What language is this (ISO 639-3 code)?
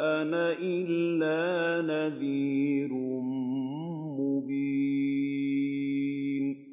ara